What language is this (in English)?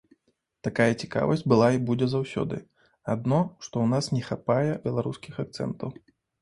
Belarusian